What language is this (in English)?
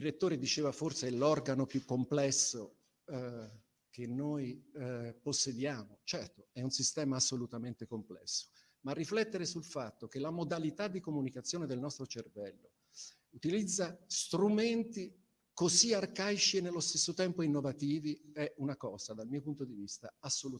Italian